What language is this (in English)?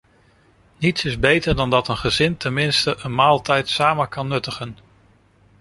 Dutch